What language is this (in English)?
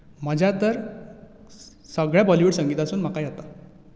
Konkani